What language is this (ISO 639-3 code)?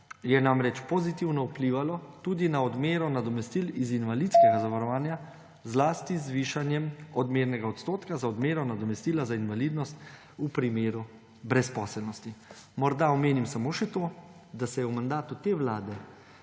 slv